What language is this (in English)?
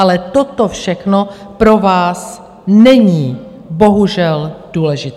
Czech